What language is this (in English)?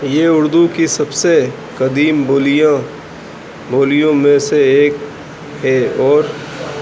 Urdu